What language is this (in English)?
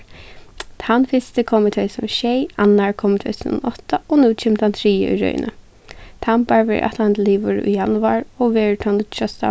Faroese